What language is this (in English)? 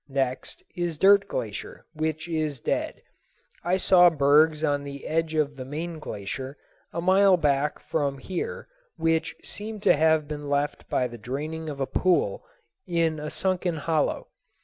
English